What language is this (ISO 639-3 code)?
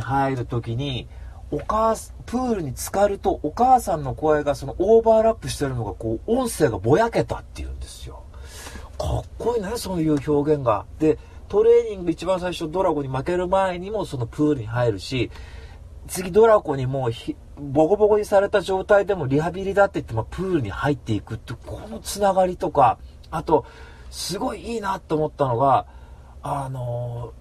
jpn